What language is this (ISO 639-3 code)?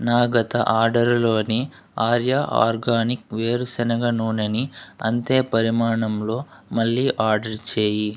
tel